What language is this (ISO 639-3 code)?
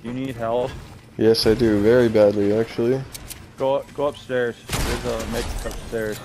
eng